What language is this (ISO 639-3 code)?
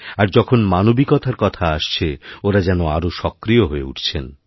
ben